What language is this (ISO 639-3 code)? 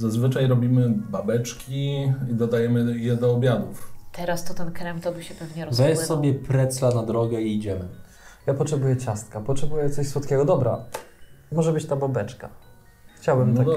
pol